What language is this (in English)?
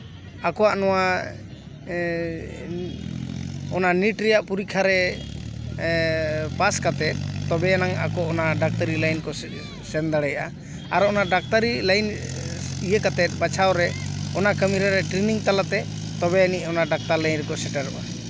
Santali